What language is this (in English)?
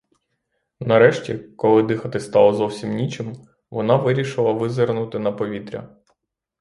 Ukrainian